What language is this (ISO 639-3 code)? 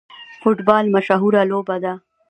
pus